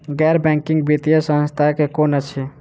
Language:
Maithili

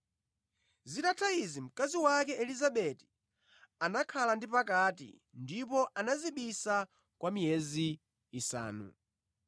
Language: Nyanja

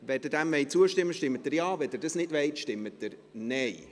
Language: Swiss German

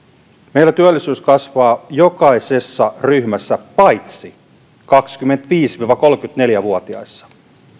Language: Finnish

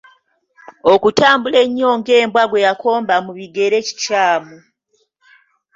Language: Ganda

